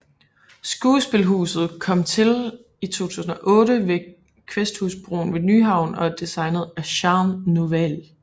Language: Danish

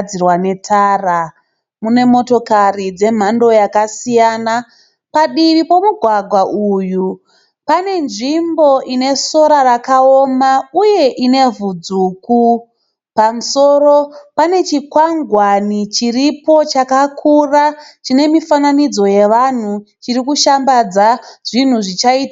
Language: Shona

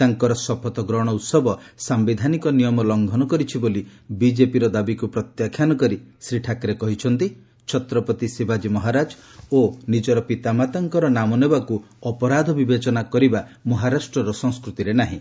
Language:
Odia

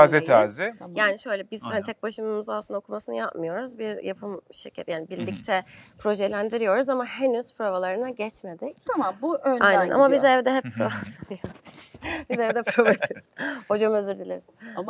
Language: Turkish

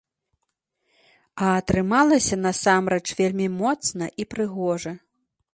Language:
Belarusian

